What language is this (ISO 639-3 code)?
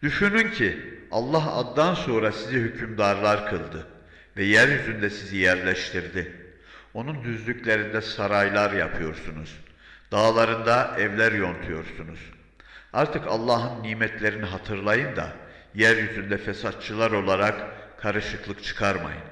tur